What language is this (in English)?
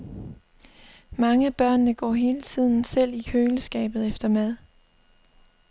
Danish